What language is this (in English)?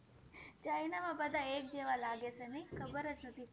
Gujarati